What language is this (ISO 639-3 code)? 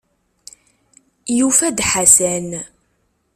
kab